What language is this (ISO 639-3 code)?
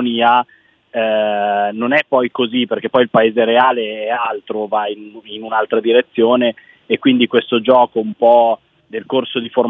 ita